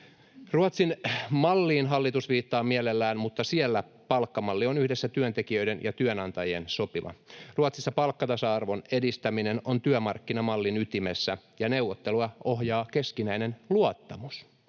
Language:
Finnish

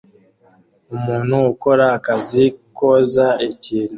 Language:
Kinyarwanda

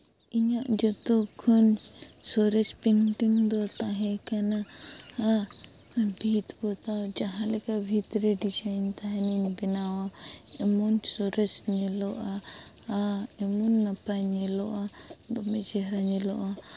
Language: Santali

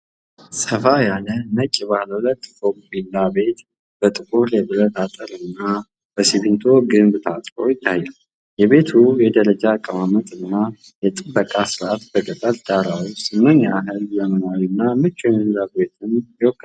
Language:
Amharic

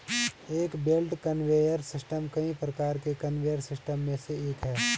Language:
Hindi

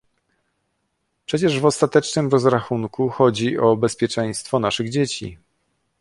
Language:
Polish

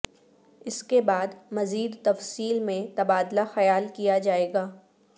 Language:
Urdu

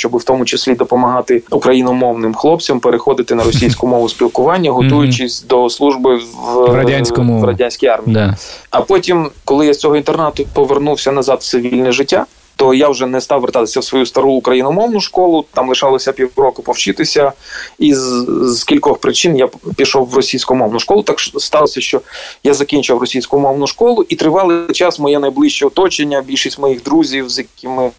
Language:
Ukrainian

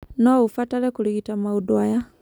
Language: Kikuyu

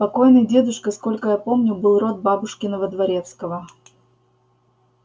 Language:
Russian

